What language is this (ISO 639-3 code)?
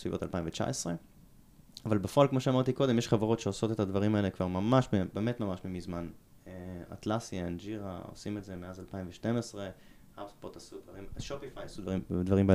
heb